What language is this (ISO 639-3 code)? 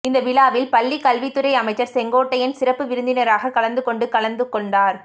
tam